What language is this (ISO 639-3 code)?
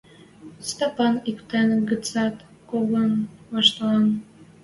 mrj